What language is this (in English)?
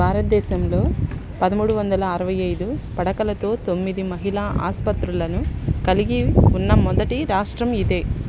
Telugu